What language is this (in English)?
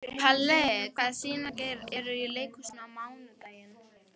Icelandic